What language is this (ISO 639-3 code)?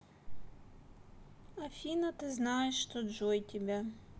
rus